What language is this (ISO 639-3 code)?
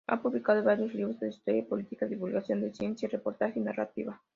spa